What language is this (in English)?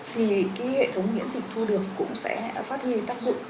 Vietnamese